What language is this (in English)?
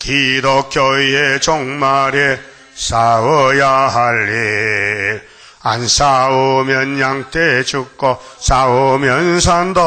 Korean